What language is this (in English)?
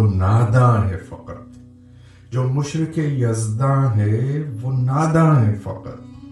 Urdu